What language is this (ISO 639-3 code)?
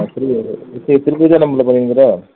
tam